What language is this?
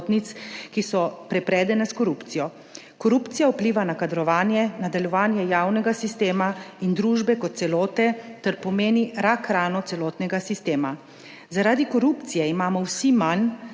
Slovenian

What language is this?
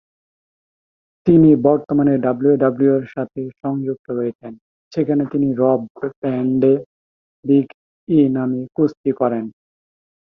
Bangla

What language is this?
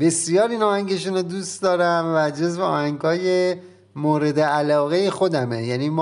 Persian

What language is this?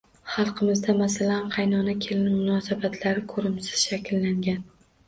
Uzbek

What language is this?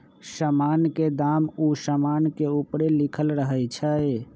Magahi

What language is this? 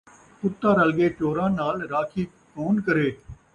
Saraiki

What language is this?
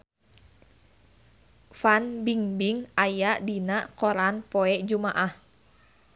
Sundanese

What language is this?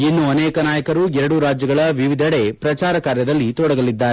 Kannada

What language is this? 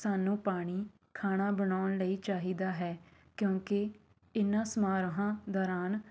Punjabi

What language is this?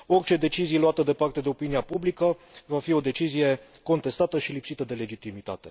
Romanian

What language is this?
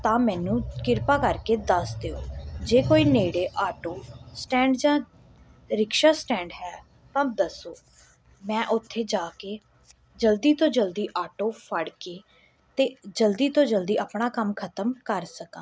Punjabi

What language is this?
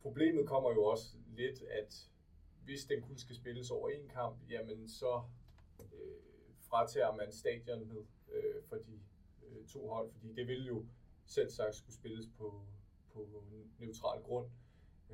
Danish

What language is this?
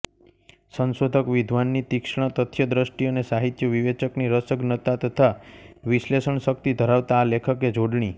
Gujarati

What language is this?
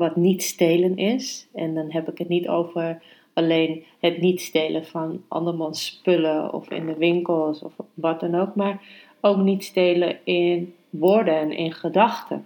Dutch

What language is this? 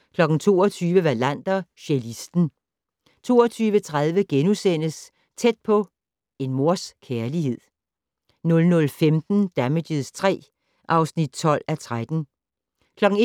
Danish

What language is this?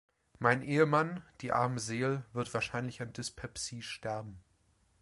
German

